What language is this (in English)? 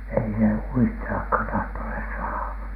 Finnish